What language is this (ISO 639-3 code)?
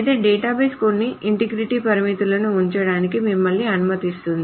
tel